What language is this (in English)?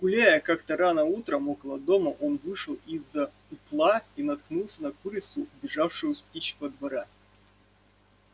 Russian